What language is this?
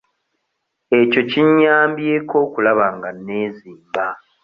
Ganda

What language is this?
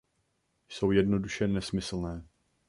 Czech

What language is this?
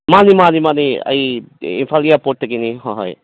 Manipuri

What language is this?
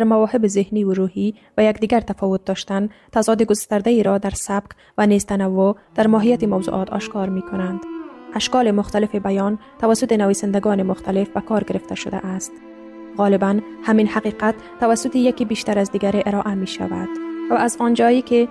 Persian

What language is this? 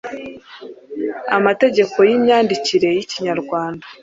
Kinyarwanda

